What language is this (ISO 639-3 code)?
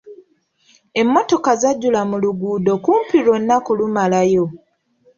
lug